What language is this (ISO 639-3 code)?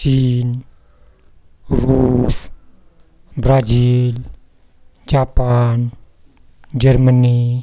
mar